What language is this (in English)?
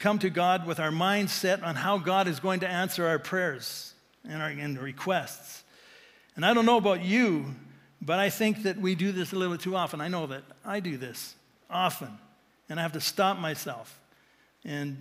English